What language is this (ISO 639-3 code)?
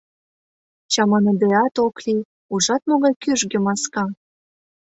chm